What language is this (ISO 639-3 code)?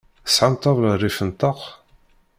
kab